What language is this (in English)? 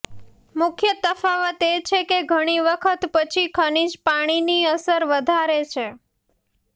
Gujarati